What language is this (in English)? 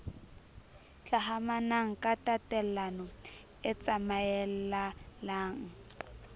Southern Sotho